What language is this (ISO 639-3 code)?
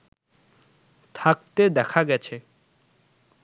ben